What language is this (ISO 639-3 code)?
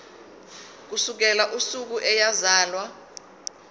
zul